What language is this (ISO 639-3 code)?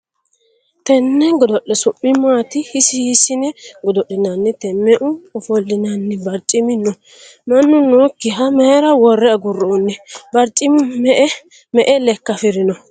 sid